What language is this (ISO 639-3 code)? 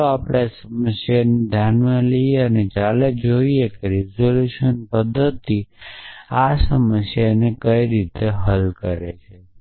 guj